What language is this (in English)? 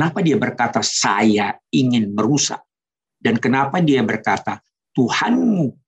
Indonesian